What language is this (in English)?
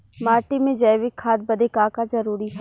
Bhojpuri